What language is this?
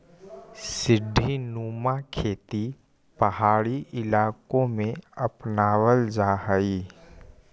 Magahi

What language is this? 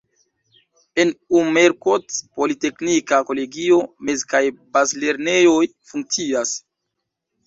Esperanto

